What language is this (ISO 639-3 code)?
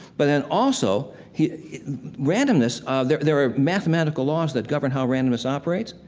eng